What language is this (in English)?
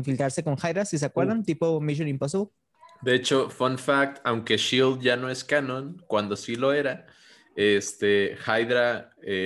Spanish